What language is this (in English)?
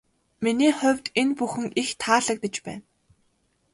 Mongolian